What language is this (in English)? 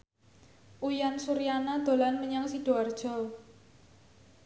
Javanese